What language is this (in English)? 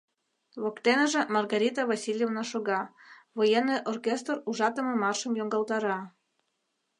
Mari